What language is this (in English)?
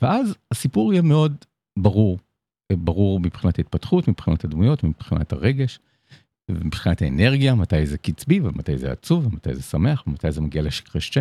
Hebrew